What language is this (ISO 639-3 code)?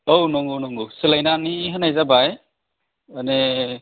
brx